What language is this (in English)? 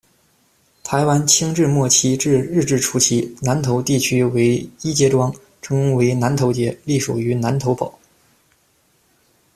Chinese